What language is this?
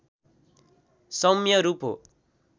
Nepali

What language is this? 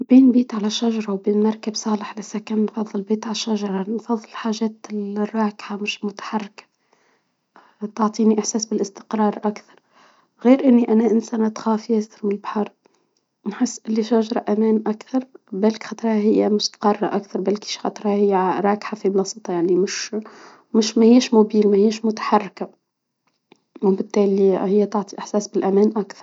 Tunisian Arabic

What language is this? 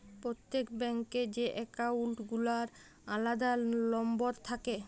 Bangla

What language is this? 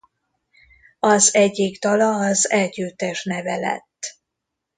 Hungarian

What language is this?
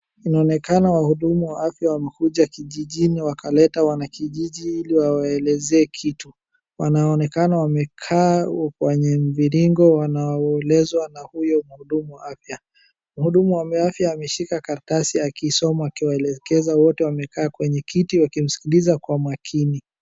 Swahili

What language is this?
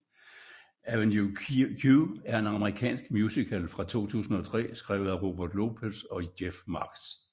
Danish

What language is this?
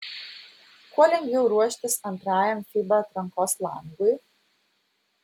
Lithuanian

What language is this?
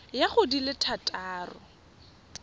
Tswana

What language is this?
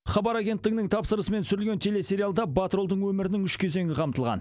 Kazakh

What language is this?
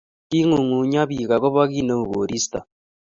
Kalenjin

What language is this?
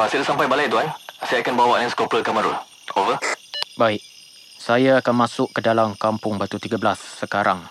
Malay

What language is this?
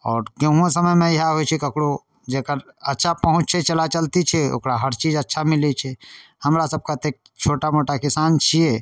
Maithili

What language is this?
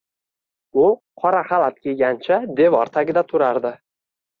Uzbek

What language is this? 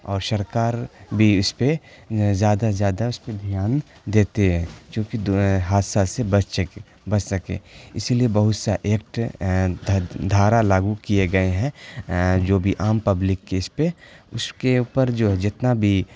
Urdu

